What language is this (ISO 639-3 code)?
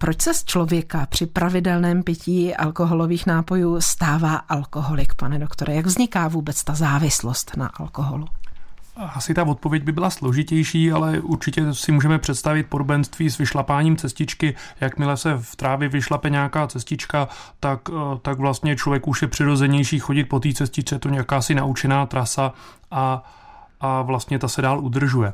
ces